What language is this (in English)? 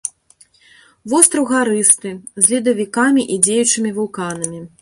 Belarusian